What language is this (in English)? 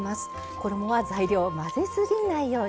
Japanese